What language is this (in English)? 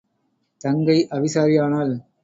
Tamil